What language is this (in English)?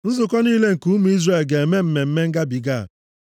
Igbo